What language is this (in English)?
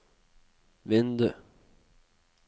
Norwegian